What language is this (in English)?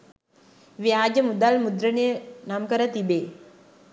Sinhala